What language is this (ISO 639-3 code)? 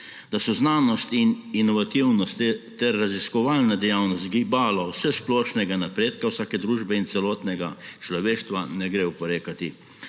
slv